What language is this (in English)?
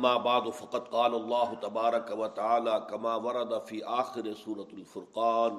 Urdu